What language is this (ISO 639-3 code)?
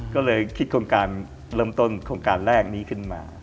tha